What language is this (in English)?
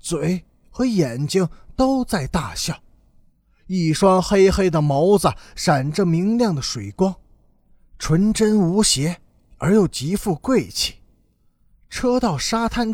Chinese